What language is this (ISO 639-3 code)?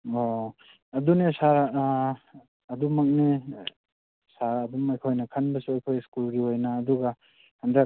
mni